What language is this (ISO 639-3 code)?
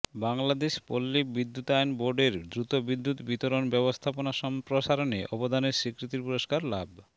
ben